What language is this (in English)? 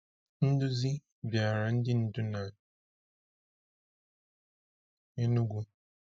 Igbo